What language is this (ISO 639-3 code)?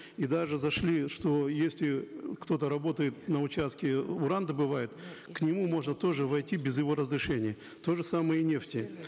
kaz